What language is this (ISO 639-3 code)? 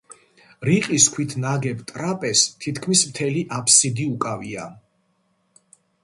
kat